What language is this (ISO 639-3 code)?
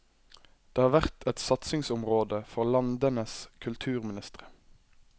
nor